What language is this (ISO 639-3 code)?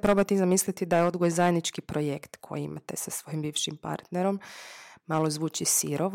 hrv